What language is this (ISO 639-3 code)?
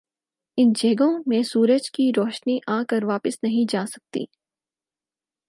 urd